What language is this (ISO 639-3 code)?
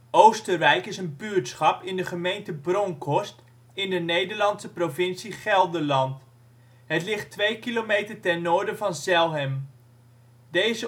nld